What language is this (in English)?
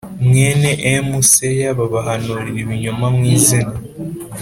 Kinyarwanda